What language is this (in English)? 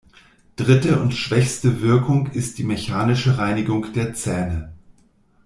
German